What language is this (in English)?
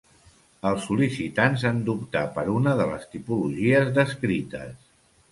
Catalan